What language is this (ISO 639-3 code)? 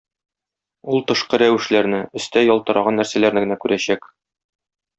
tat